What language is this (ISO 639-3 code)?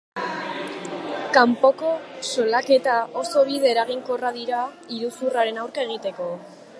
eus